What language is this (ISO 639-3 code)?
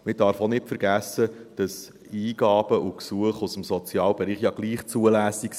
gsw